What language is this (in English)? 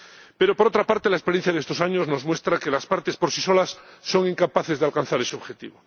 Spanish